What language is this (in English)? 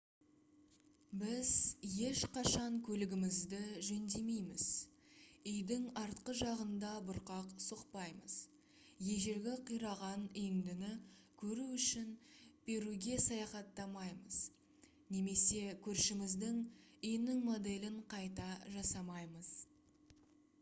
Kazakh